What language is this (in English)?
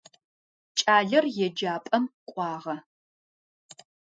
Adyghe